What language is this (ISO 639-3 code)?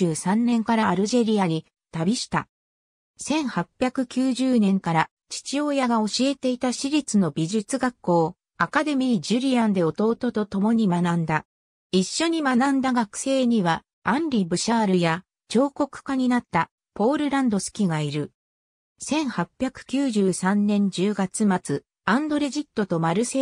jpn